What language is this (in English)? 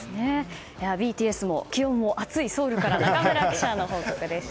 Japanese